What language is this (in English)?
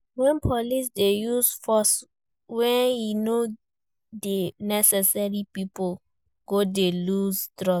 Nigerian Pidgin